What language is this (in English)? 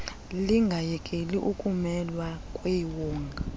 Xhosa